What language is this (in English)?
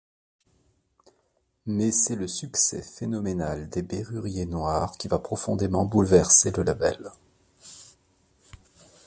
French